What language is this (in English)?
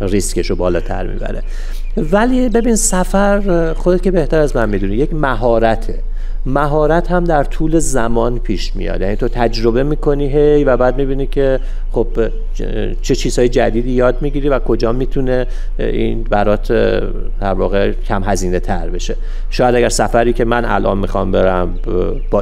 Persian